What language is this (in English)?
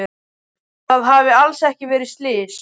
Icelandic